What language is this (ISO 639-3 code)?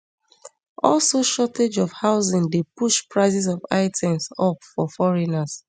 pcm